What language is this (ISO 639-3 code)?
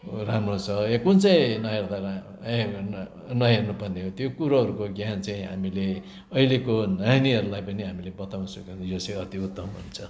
nep